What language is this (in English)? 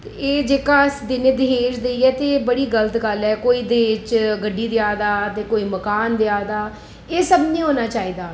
Dogri